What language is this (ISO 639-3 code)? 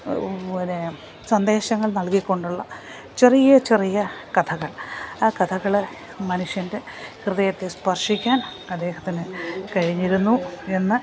mal